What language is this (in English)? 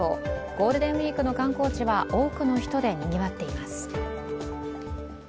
Japanese